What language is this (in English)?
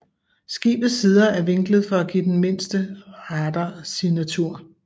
Danish